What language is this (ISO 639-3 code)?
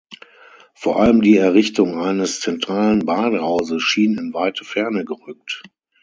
deu